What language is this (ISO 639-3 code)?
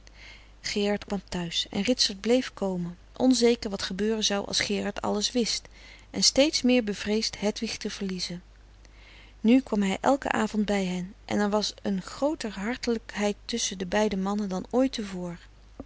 nld